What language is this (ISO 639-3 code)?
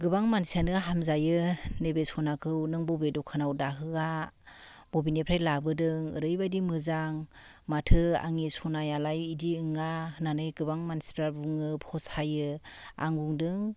brx